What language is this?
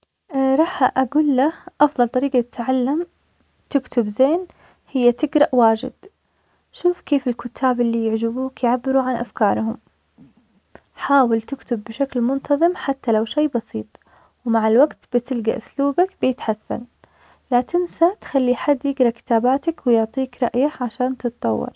Omani Arabic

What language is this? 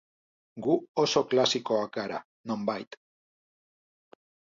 Basque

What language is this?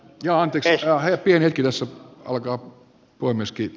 Finnish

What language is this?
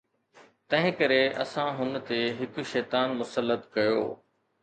Sindhi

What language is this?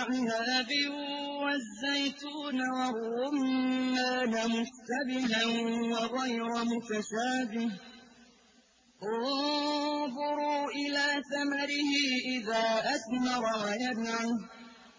Arabic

